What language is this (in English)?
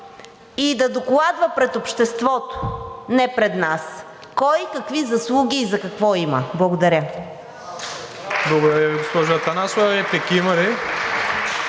Bulgarian